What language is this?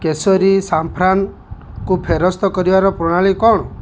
Odia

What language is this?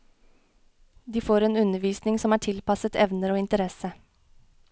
Norwegian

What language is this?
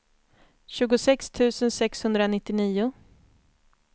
Swedish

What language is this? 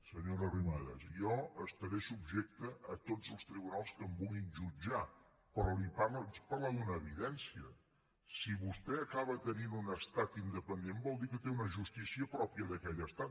Catalan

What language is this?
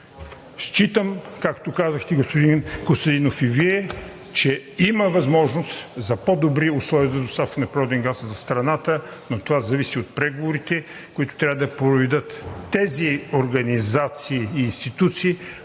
Bulgarian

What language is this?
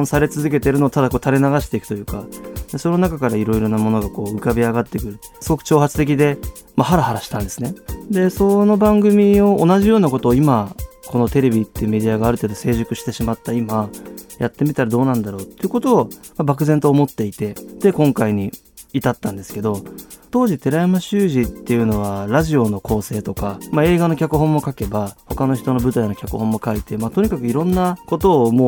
Japanese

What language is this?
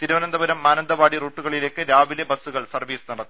Malayalam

